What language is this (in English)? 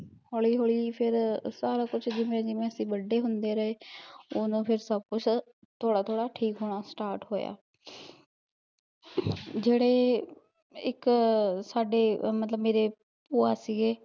Punjabi